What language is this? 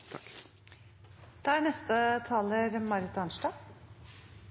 Norwegian Nynorsk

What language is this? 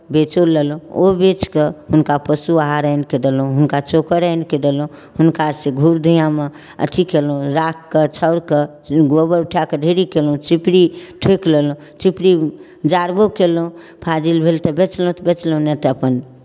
Maithili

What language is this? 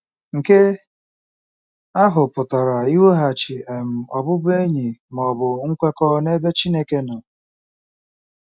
Igbo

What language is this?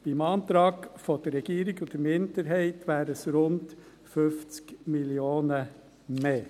Swiss German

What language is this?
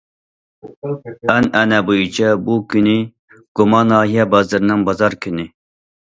Uyghur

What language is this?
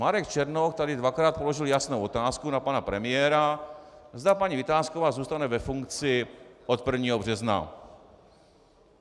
Czech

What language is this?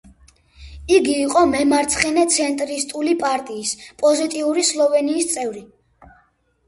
Georgian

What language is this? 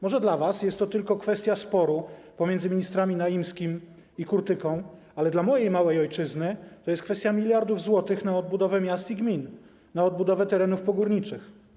Polish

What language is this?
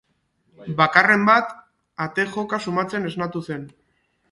Basque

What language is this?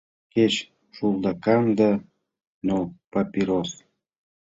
Mari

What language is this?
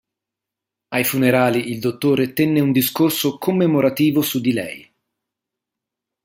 Italian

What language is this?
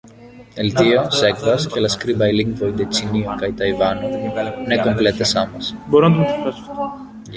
Esperanto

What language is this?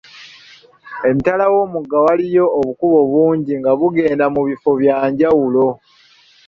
Ganda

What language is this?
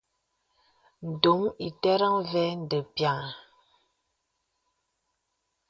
Bebele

